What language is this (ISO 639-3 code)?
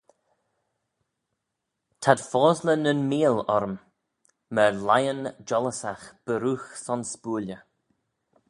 glv